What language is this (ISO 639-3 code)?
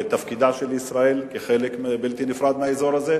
heb